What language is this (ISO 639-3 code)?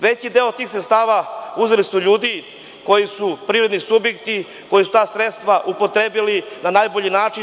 srp